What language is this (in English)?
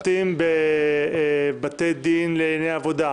Hebrew